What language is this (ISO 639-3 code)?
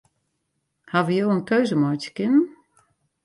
fry